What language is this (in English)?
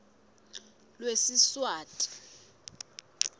Swati